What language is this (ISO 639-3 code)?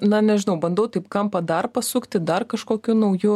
lit